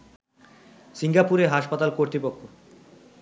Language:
Bangla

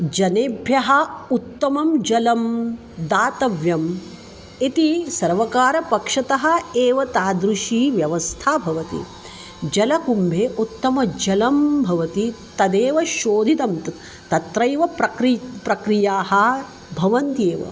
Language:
Sanskrit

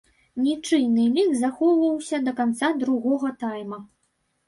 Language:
Belarusian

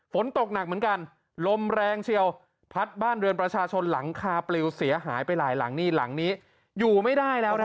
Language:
Thai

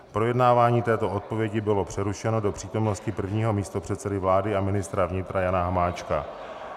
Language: Czech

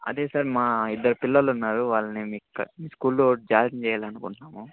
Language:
Telugu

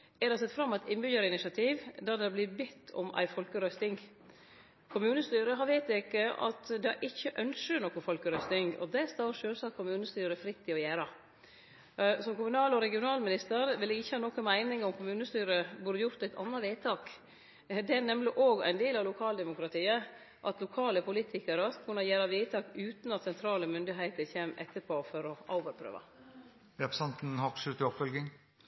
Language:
Norwegian Nynorsk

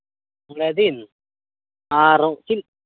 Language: Santali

